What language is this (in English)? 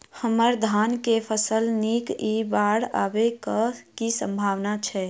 Maithili